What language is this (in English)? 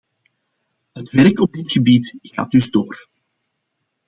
Dutch